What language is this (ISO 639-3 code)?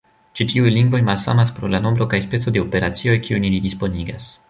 epo